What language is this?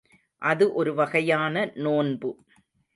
Tamil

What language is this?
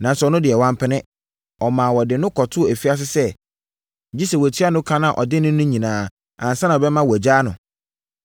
Akan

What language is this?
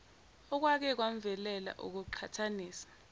Zulu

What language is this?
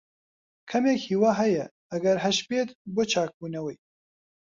Central Kurdish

